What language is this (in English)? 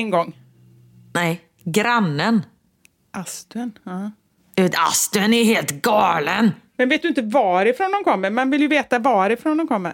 Swedish